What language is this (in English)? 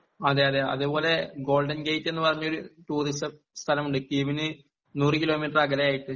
Malayalam